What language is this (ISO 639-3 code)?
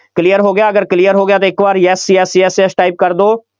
pan